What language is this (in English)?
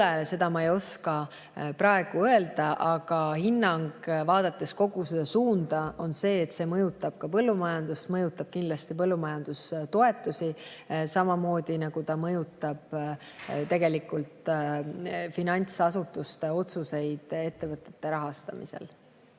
Estonian